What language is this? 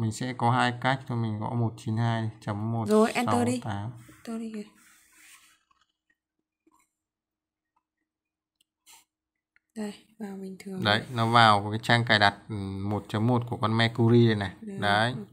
Vietnamese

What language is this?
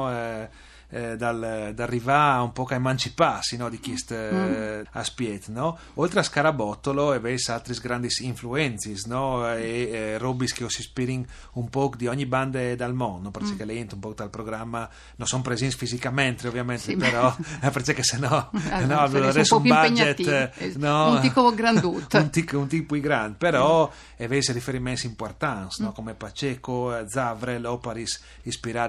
Italian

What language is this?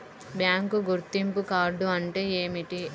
Telugu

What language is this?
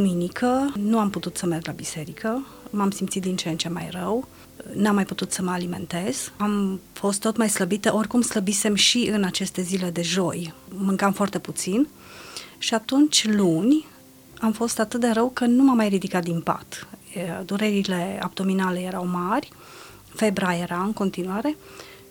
Romanian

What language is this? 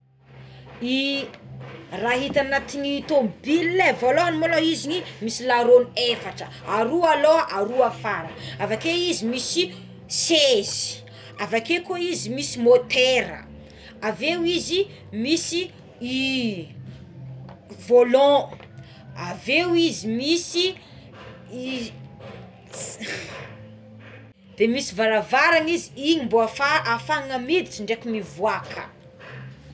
Tsimihety Malagasy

